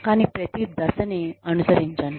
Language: Telugu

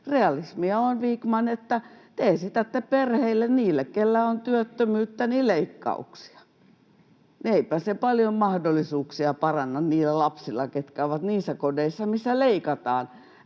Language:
Finnish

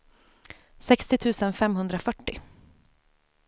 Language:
Swedish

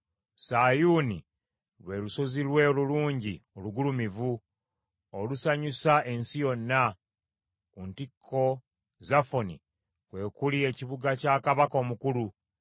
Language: Ganda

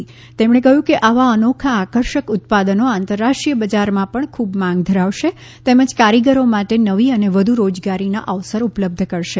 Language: Gujarati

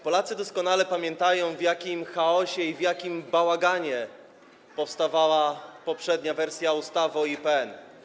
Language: Polish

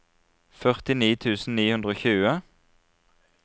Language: Norwegian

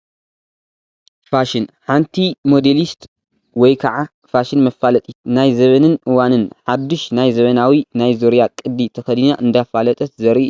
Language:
Tigrinya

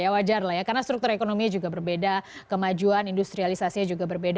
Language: Indonesian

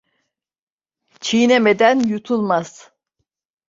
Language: Turkish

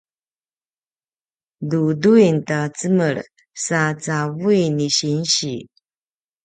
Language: Paiwan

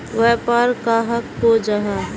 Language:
Magahi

